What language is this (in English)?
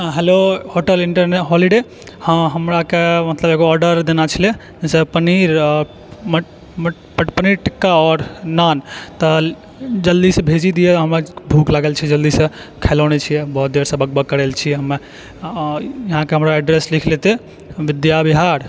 Maithili